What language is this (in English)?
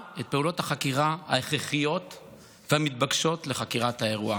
Hebrew